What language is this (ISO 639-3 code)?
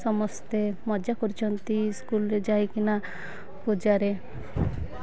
ori